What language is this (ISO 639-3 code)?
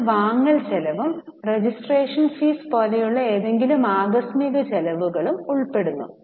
mal